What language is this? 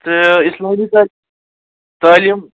Kashmiri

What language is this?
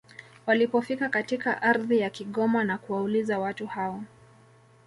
Swahili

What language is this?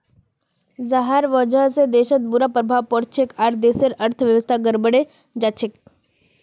Magahi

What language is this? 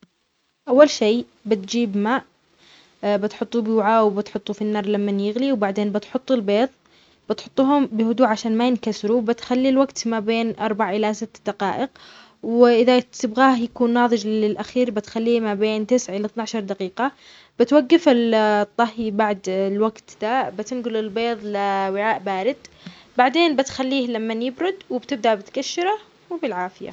Omani Arabic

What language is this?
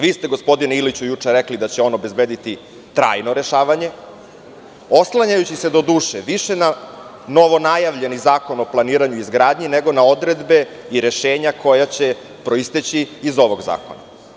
Serbian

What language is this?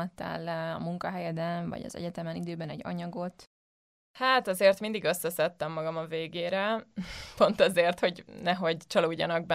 Hungarian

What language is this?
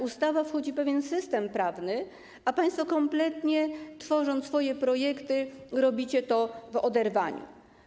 Polish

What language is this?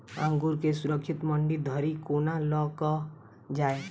Maithili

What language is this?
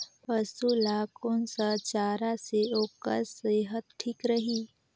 Chhattisgarhi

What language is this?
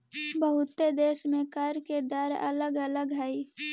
Magahi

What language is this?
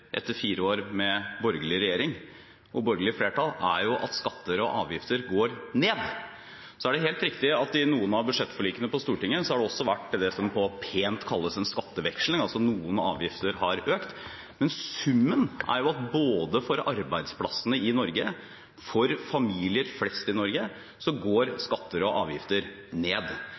Norwegian Bokmål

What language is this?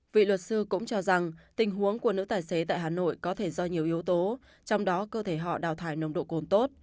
Vietnamese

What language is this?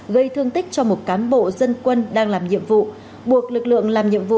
Vietnamese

